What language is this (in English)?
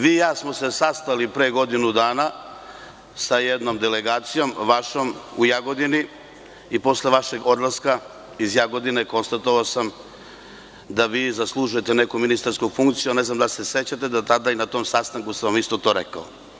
Serbian